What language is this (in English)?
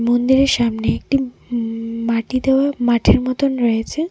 Bangla